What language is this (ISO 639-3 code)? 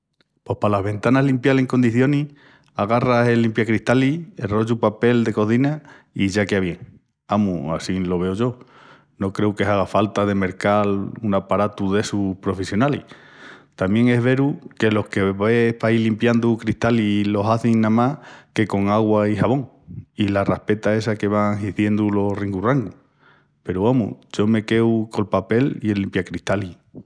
ext